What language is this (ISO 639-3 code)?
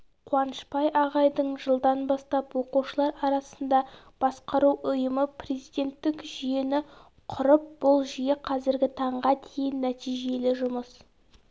kaz